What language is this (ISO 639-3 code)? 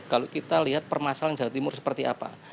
ind